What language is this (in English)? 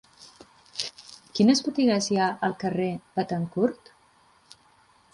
Catalan